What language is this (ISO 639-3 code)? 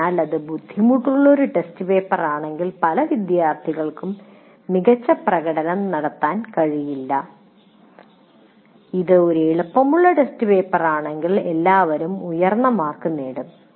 mal